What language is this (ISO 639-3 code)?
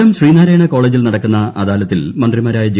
mal